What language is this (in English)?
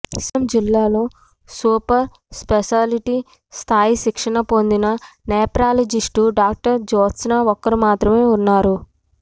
Telugu